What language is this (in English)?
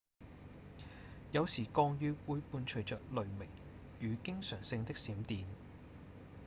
Cantonese